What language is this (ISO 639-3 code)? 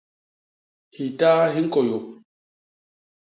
bas